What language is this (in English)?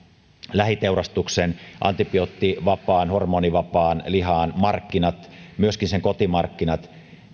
Finnish